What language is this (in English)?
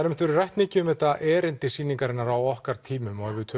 Icelandic